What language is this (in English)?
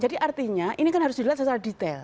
Indonesian